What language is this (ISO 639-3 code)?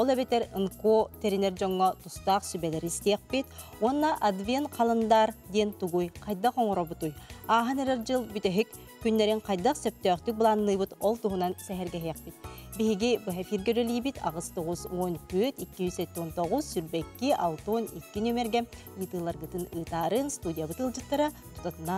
tur